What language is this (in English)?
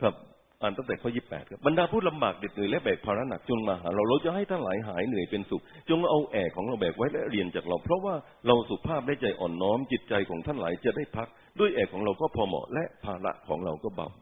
Thai